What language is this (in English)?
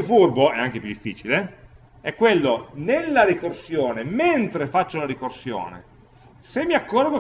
Italian